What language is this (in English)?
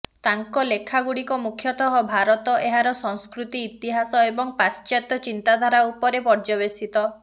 Odia